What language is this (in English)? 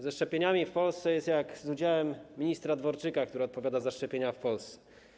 Polish